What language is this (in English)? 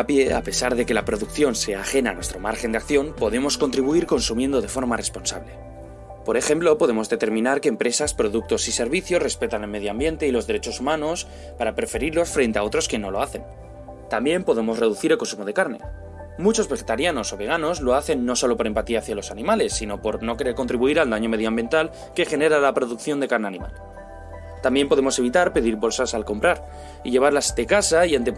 Spanish